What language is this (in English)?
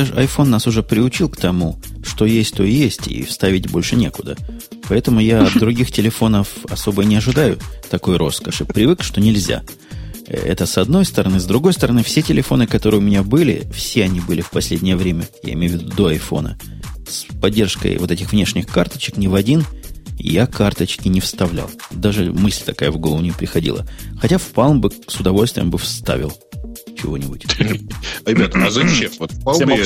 Russian